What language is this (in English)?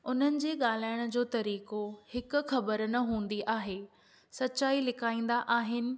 Sindhi